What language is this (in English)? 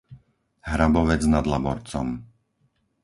Slovak